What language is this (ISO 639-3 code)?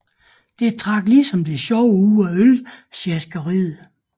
dan